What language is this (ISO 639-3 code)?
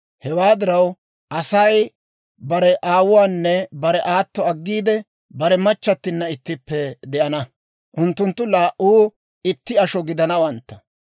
dwr